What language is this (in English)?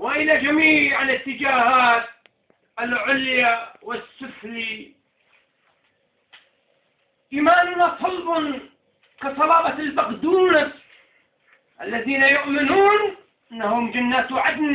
Arabic